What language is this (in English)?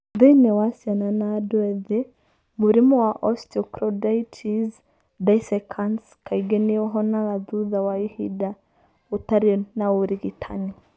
Kikuyu